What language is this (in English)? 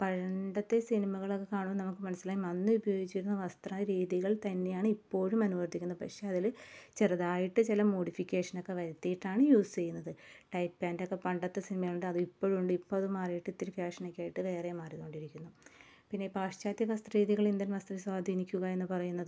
Malayalam